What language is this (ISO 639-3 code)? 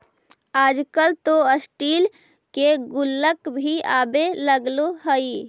mag